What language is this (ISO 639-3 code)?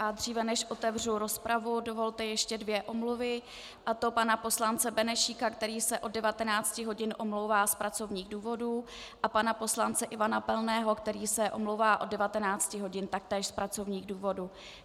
ces